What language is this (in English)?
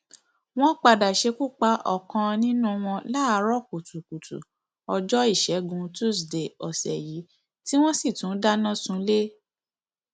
Yoruba